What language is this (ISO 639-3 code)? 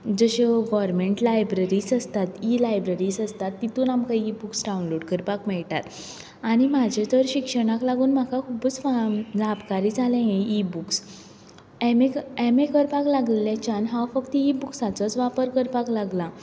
kok